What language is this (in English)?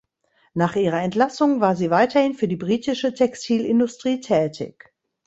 German